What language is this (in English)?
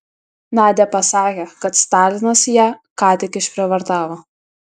Lithuanian